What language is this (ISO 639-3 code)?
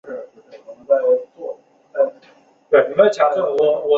zho